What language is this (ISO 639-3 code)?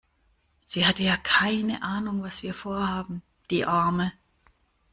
deu